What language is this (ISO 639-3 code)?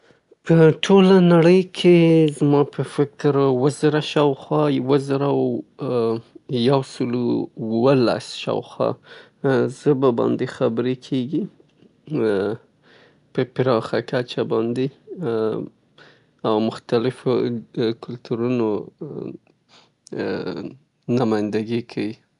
pbt